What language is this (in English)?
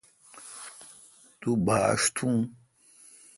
Kalkoti